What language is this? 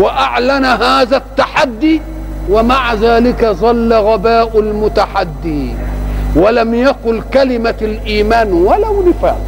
Arabic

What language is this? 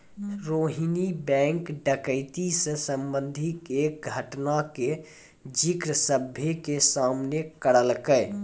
Maithili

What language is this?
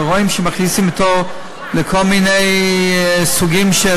Hebrew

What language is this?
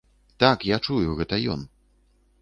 Belarusian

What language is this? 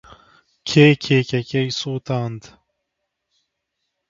Central Kurdish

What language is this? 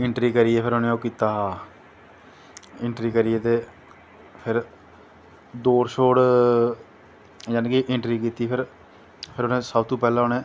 Dogri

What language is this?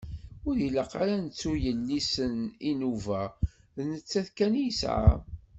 Kabyle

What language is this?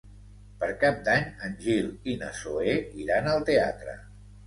Catalan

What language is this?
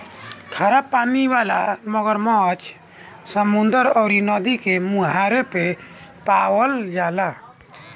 Bhojpuri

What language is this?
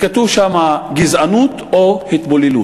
Hebrew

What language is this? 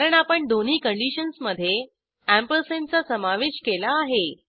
Marathi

